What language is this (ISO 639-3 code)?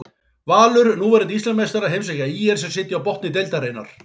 isl